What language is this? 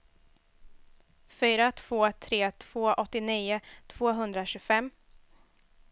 Swedish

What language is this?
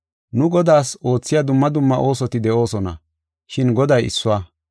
Gofa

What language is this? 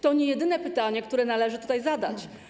Polish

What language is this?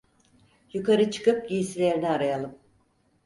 Turkish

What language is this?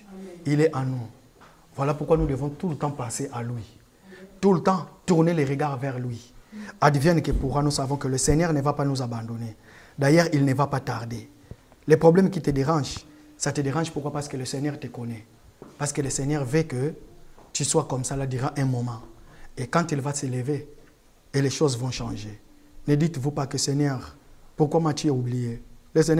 French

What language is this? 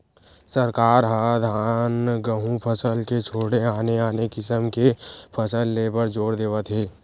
Chhattisgarhi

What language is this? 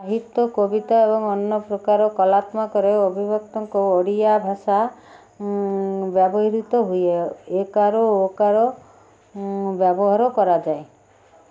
Odia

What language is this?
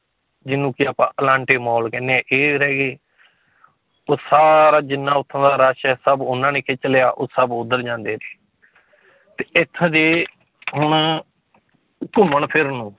Punjabi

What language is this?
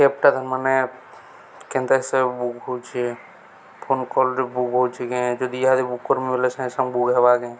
Odia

